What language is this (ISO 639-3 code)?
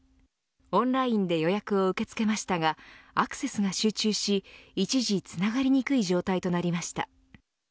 jpn